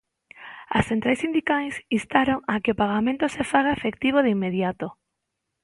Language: Galician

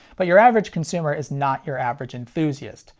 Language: English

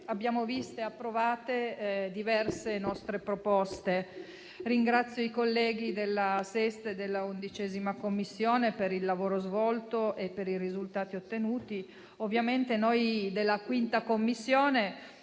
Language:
Italian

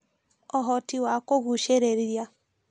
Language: Kikuyu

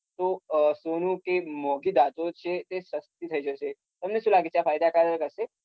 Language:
Gujarati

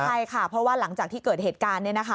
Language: Thai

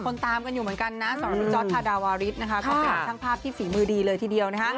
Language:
Thai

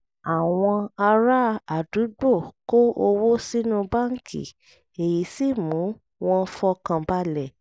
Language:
Yoruba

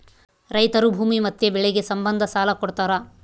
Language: Kannada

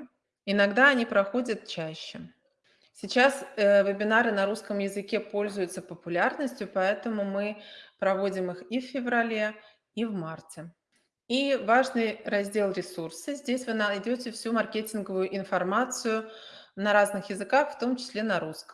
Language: Russian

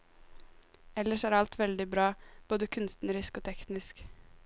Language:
Norwegian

